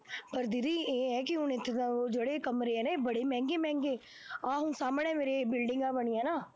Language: Punjabi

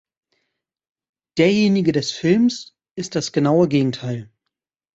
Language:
German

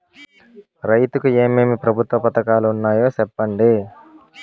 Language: Telugu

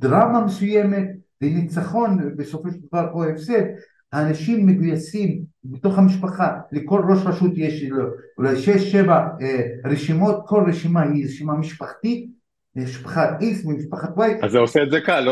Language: Hebrew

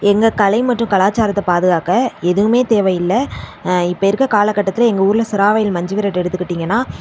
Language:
Tamil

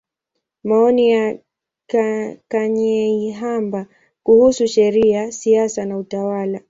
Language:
Swahili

